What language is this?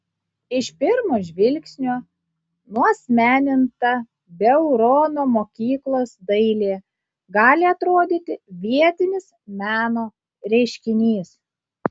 Lithuanian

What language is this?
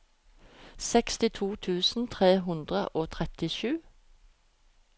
Norwegian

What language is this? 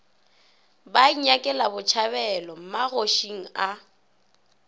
Northern Sotho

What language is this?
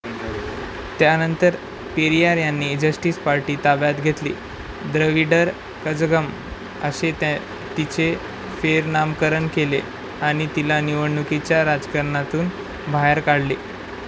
Marathi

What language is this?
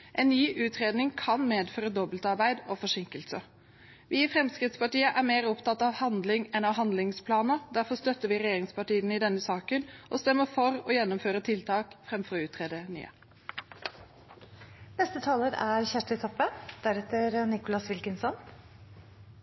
Norwegian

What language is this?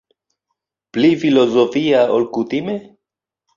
Esperanto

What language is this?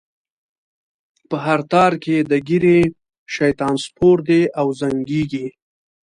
Pashto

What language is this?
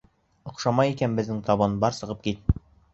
Bashkir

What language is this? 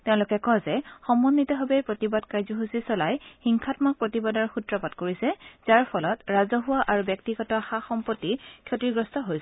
Assamese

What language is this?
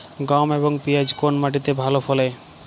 Bangla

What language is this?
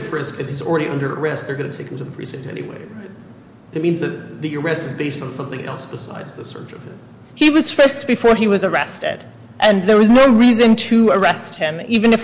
English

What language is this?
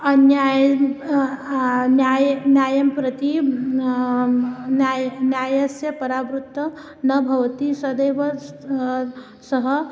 Sanskrit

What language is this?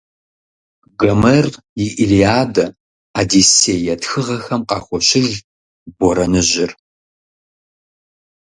Kabardian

